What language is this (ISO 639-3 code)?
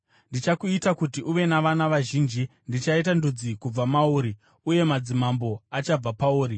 sna